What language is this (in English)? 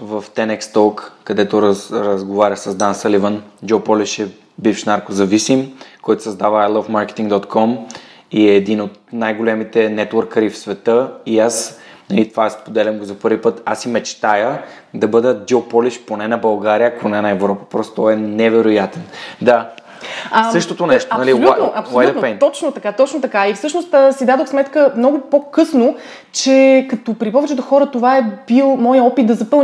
Bulgarian